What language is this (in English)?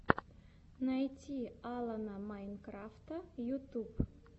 Russian